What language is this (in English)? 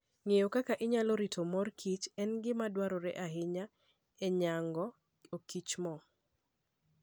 Luo (Kenya and Tanzania)